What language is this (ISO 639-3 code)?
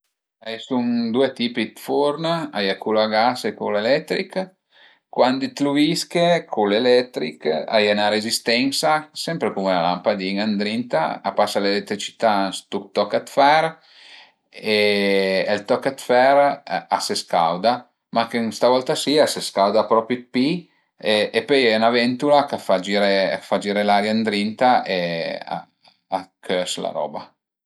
pms